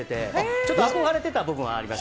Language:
Japanese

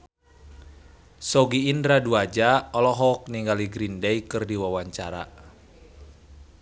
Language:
Sundanese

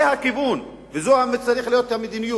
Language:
Hebrew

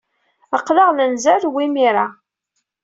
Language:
Kabyle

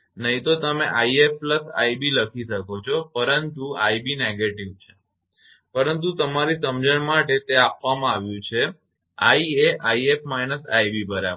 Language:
Gujarati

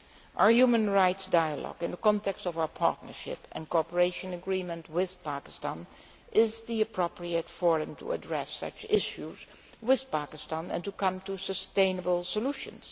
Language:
English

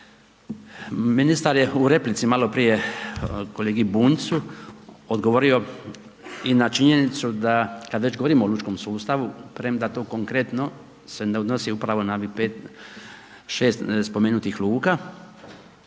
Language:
Croatian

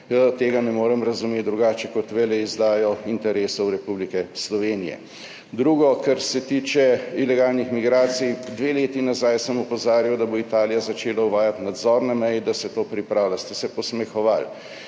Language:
Slovenian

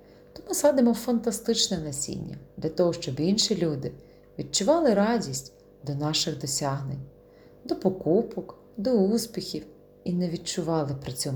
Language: Ukrainian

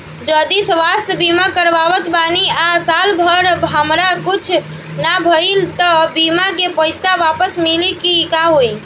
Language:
Bhojpuri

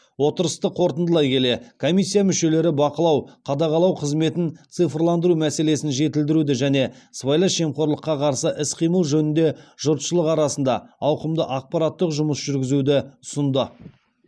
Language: Kazakh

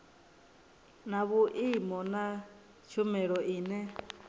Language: Venda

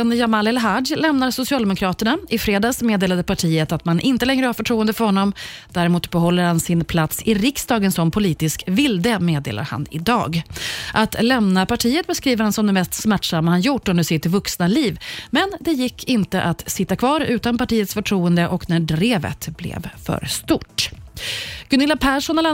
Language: Swedish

